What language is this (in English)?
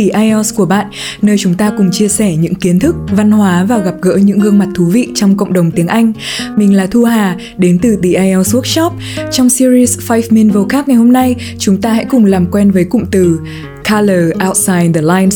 Vietnamese